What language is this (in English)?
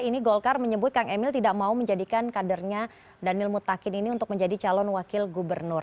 Indonesian